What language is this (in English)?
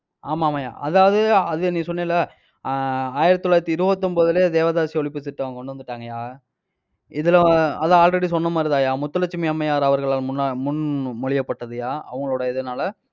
Tamil